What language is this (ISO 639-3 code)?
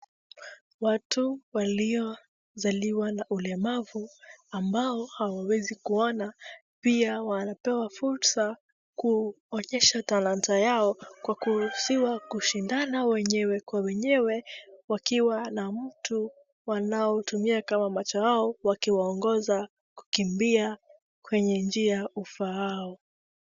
swa